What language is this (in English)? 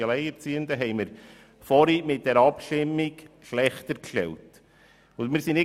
Swiss German